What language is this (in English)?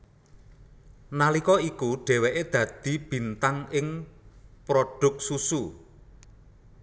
Javanese